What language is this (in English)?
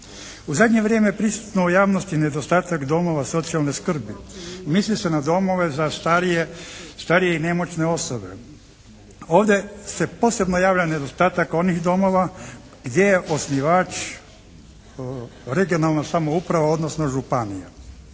Croatian